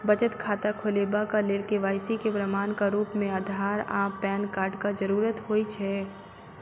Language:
Maithili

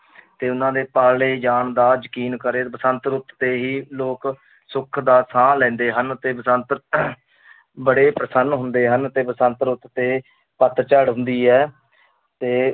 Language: Punjabi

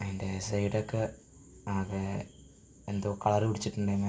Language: Malayalam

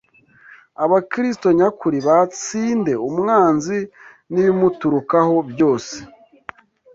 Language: Kinyarwanda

